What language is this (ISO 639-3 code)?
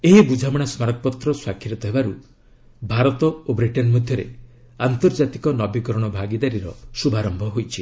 ori